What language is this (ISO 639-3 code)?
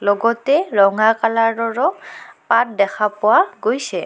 asm